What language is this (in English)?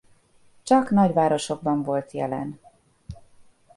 Hungarian